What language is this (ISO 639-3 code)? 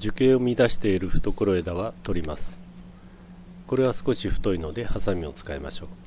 jpn